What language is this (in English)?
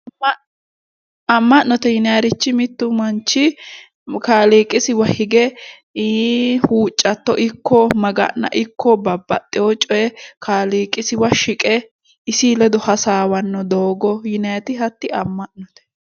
Sidamo